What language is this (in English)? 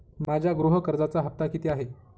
Marathi